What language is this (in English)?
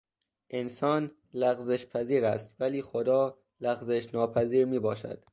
Persian